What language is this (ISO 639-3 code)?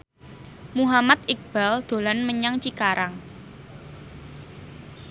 jav